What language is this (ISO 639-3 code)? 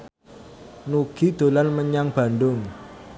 jav